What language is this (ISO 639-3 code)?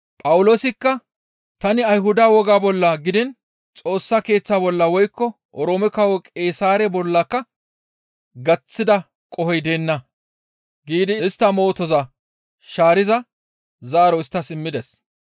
gmv